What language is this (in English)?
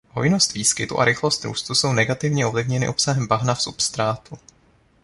Czech